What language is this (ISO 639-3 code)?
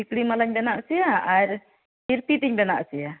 sat